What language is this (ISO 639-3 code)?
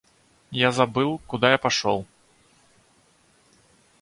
rus